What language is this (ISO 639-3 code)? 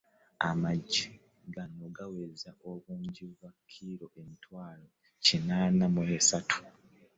lug